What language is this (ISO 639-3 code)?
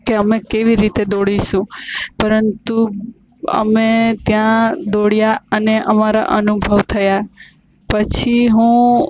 guj